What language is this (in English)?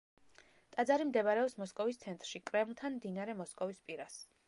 Georgian